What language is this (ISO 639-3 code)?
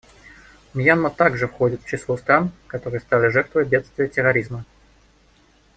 rus